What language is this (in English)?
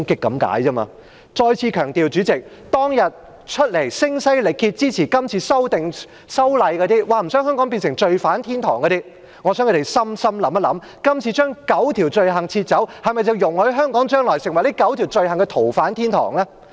Cantonese